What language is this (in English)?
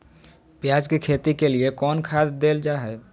Magahi